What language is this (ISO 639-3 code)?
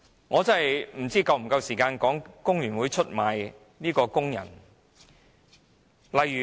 yue